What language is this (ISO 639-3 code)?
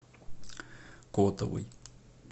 rus